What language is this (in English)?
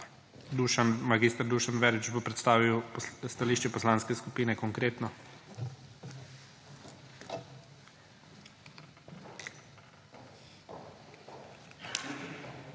Slovenian